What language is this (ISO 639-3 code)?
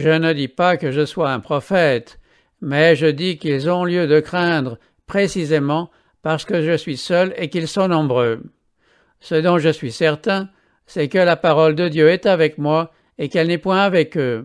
fra